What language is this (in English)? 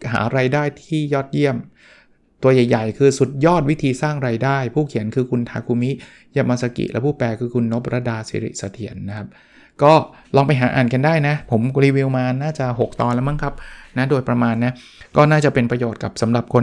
Thai